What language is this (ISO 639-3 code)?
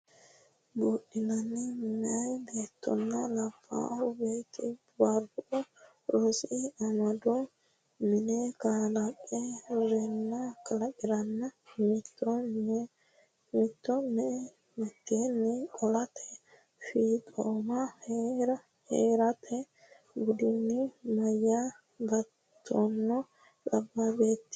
sid